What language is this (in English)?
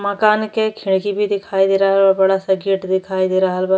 Bhojpuri